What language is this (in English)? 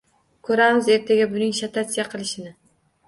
Uzbek